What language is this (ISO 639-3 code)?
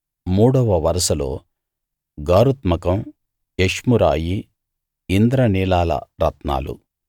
tel